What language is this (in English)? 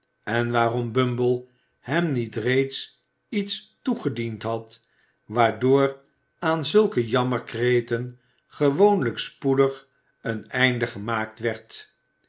Dutch